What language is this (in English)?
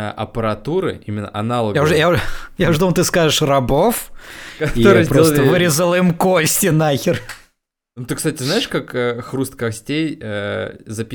Russian